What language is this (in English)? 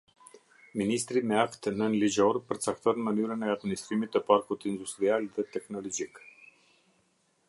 Albanian